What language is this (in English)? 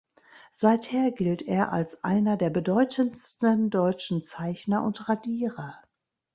German